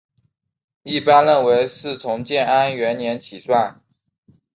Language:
Chinese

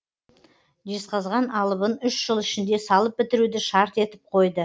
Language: Kazakh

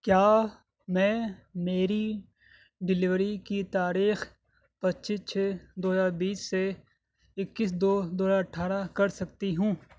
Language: Urdu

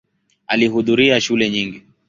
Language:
Swahili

